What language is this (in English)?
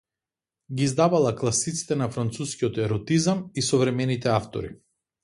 Macedonian